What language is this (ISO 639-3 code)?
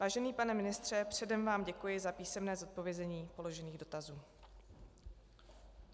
ces